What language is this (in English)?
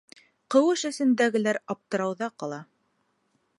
Bashkir